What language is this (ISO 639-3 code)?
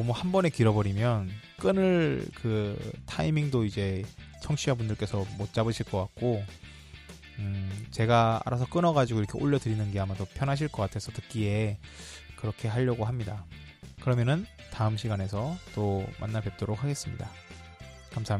kor